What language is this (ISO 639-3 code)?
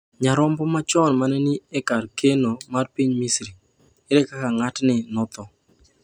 luo